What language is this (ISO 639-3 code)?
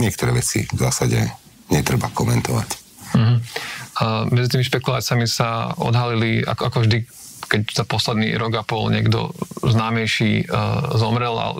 slk